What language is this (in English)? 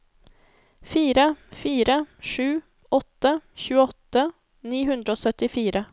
Norwegian